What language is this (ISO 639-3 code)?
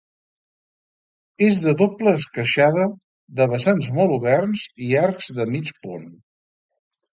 cat